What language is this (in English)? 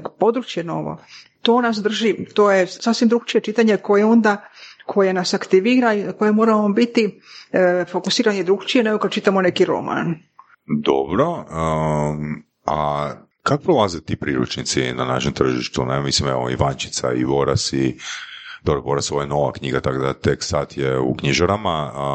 Croatian